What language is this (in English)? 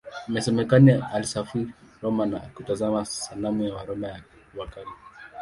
Swahili